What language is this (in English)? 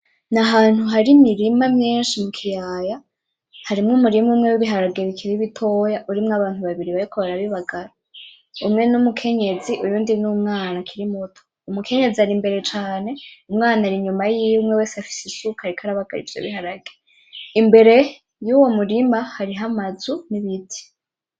Rundi